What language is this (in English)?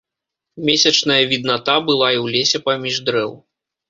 Belarusian